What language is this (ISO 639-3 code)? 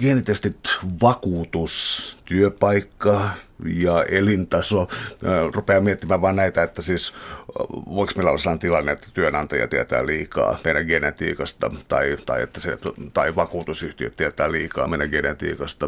fin